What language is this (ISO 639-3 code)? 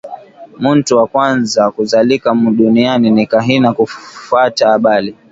swa